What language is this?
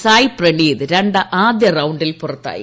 Malayalam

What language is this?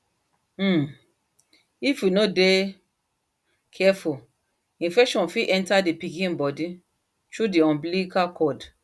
Nigerian Pidgin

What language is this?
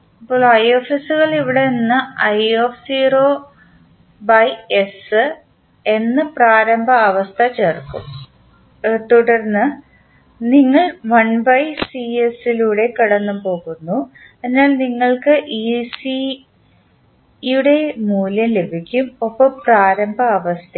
Malayalam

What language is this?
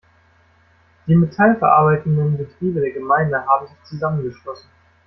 German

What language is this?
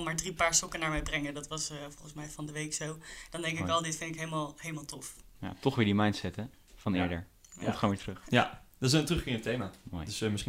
Dutch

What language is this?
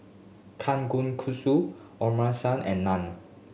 English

